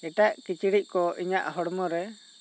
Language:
Santali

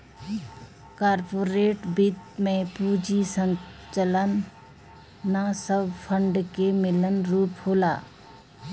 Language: Bhojpuri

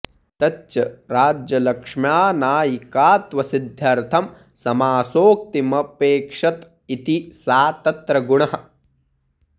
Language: Sanskrit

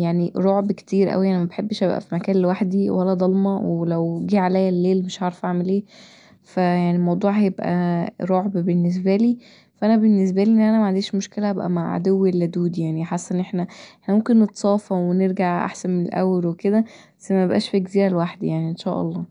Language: Egyptian Arabic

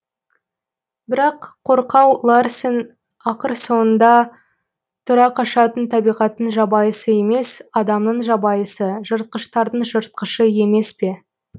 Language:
Kazakh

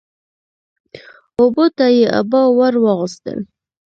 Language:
Pashto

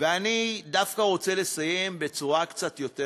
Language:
Hebrew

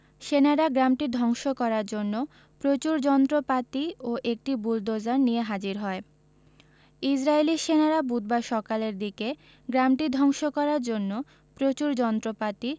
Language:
Bangla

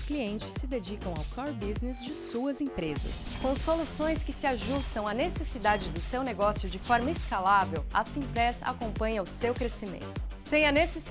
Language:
Portuguese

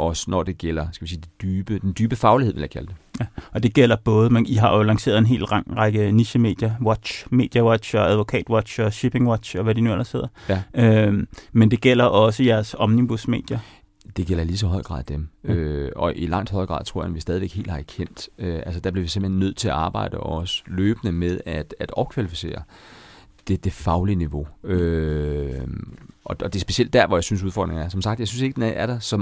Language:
Danish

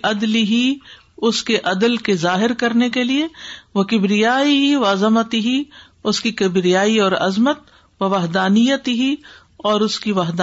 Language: Urdu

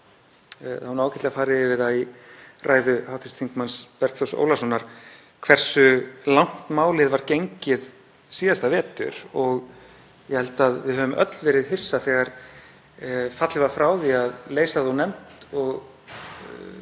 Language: Icelandic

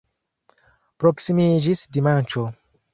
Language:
Esperanto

